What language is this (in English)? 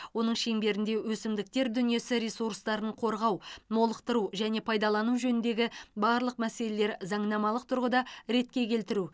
Kazakh